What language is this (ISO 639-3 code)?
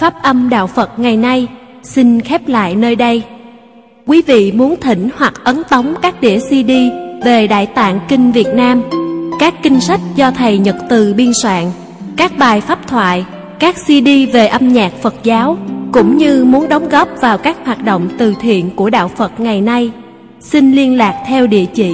vie